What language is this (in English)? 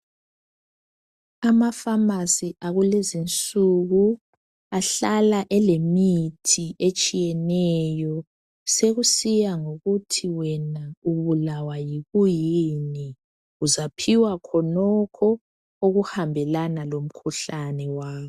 North Ndebele